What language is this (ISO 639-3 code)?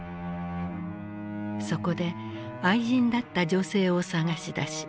jpn